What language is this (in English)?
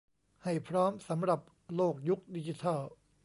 Thai